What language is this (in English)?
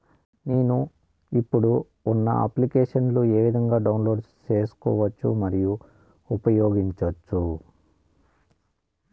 Telugu